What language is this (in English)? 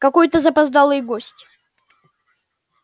Russian